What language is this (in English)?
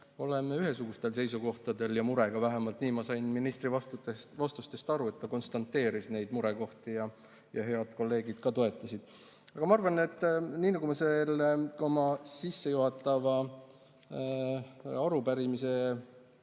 Estonian